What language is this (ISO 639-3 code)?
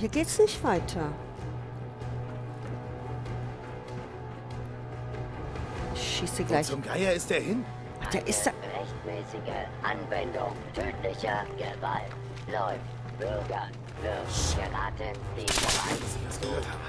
deu